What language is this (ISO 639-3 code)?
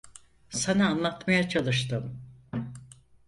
tur